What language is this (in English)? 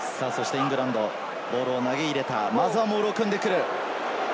Japanese